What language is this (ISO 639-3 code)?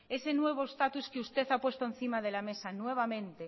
spa